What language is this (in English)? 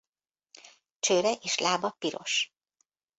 Hungarian